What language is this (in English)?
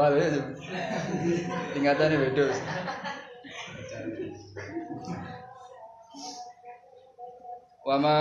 Indonesian